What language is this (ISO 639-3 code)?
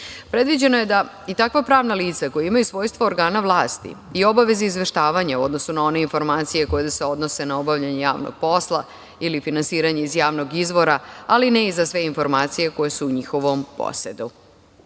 srp